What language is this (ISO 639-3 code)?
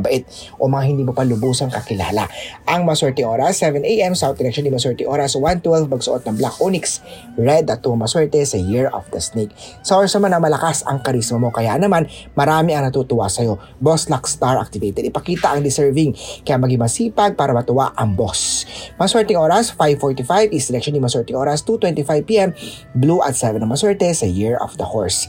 fil